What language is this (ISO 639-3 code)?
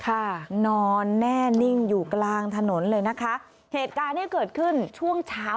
tha